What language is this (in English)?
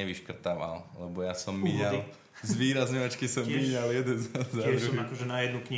Slovak